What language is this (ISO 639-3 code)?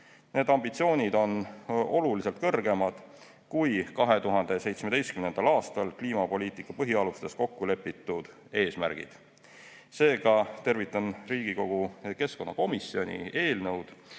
est